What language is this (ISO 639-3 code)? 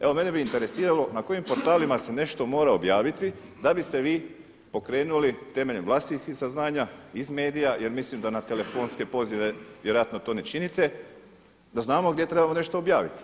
hrv